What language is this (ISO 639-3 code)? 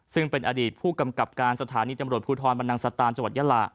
tha